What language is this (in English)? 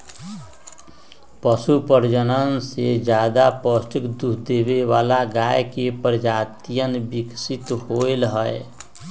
Magahi